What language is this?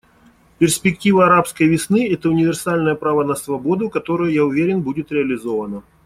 Russian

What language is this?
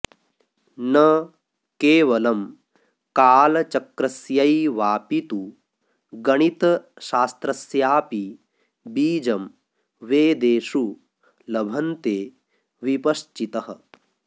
Sanskrit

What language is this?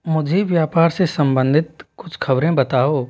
Hindi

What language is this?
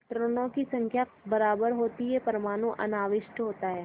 Hindi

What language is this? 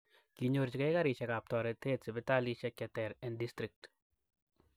Kalenjin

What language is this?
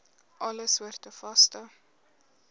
Afrikaans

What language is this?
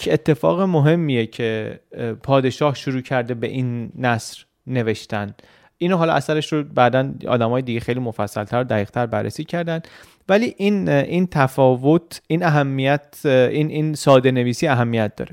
Persian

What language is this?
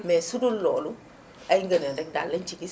Wolof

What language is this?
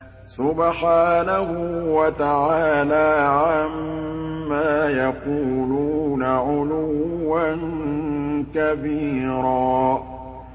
Arabic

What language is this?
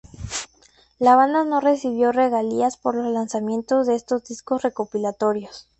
Spanish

